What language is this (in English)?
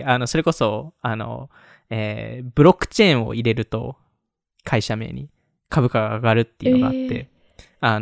Japanese